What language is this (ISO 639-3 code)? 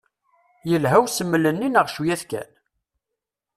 kab